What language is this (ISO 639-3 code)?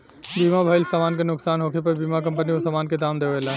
bho